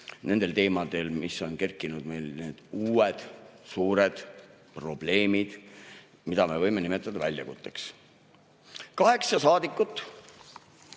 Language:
Estonian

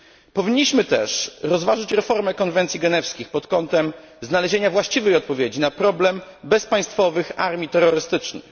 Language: Polish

